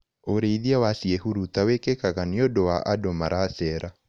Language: Kikuyu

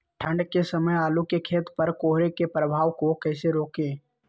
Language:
Magahi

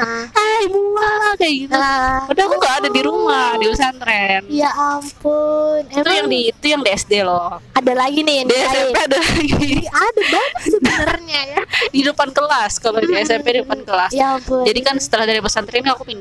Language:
Indonesian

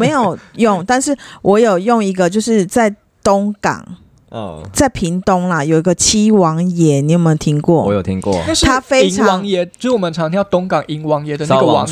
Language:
Chinese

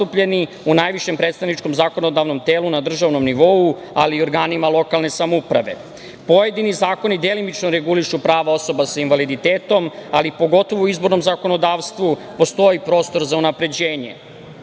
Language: Serbian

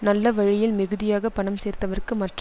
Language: Tamil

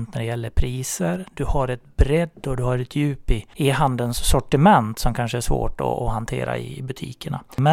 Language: Swedish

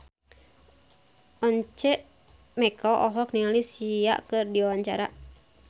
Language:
Sundanese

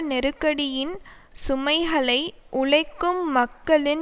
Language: Tamil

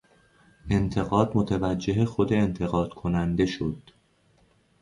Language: Persian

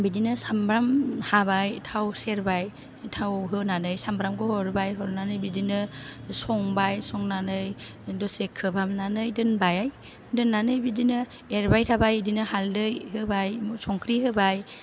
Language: Bodo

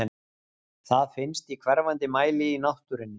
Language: Icelandic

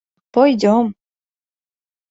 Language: Mari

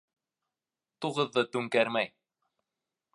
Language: Bashkir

